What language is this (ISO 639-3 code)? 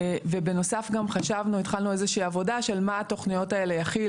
heb